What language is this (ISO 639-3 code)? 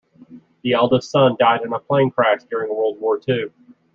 eng